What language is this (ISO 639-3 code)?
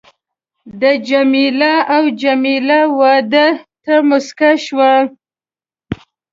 pus